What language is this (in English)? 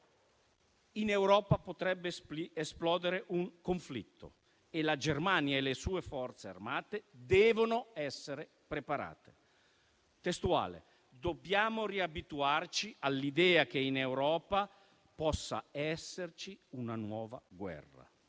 Italian